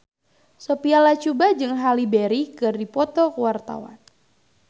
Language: Sundanese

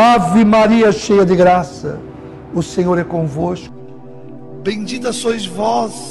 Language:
Portuguese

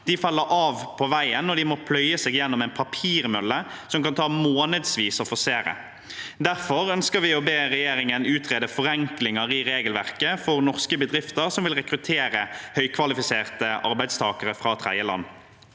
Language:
Norwegian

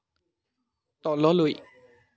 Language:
Assamese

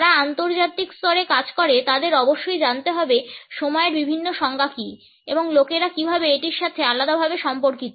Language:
Bangla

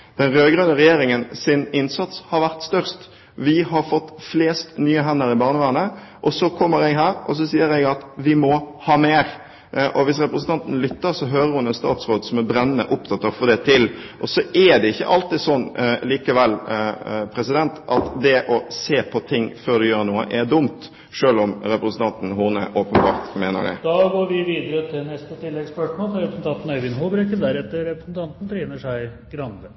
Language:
Norwegian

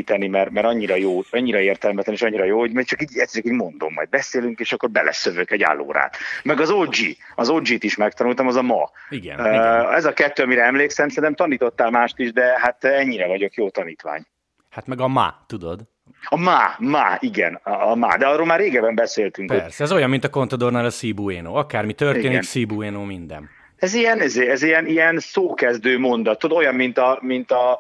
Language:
Hungarian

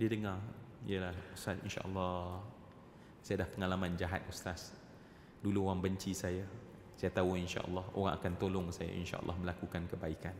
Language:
Malay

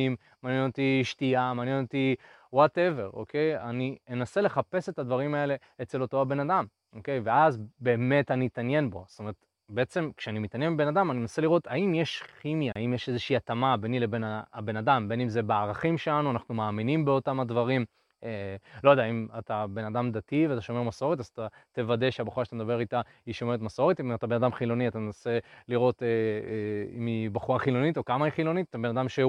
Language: Hebrew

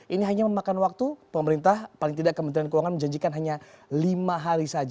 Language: Indonesian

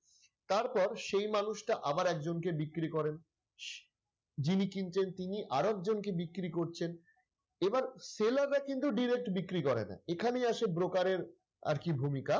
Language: Bangla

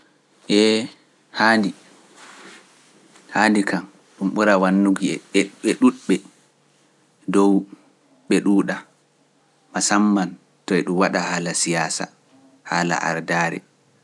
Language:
Pular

